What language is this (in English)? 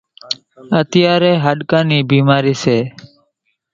Kachi Koli